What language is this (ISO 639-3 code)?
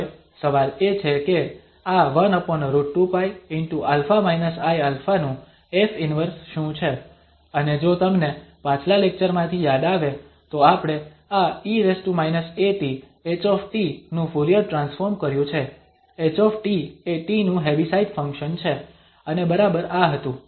guj